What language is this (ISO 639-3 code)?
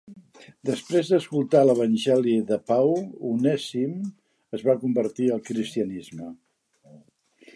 cat